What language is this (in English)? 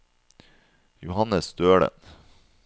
Norwegian